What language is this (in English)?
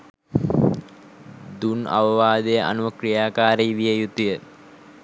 Sinhala